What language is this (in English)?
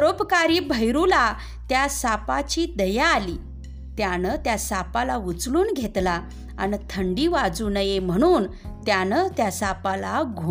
Marathi